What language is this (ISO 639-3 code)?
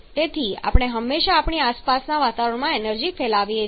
guj